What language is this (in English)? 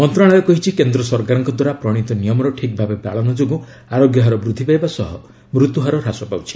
Odia